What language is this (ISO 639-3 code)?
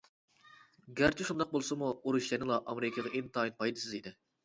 uig